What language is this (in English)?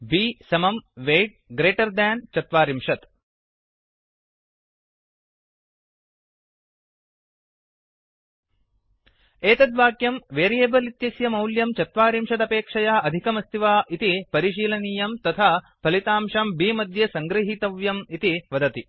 Sanskrit